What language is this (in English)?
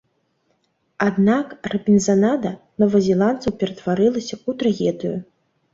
Belarusian